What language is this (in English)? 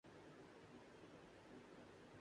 Urdu